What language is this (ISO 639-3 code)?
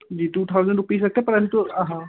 hin